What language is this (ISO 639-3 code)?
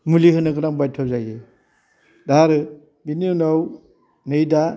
brx